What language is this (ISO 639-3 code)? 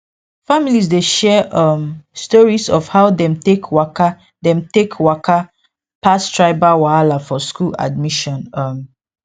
pcm